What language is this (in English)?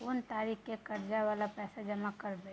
Maithili